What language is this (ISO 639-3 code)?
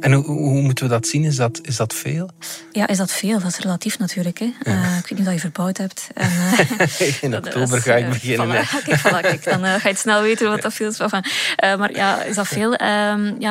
nld